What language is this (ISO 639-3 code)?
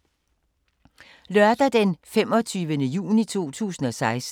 dan